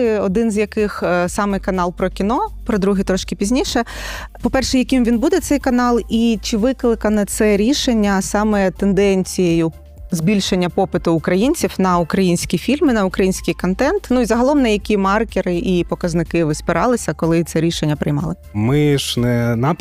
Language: Ukrainian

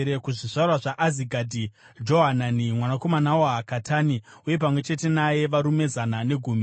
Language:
Shona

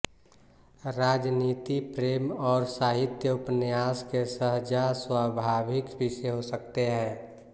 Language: Hindi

